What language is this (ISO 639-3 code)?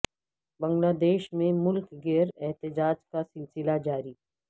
urd